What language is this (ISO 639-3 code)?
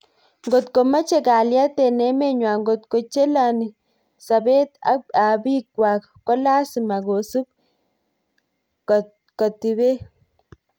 kln